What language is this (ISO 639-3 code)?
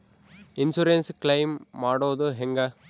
kan